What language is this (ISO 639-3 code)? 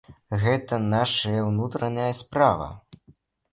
bel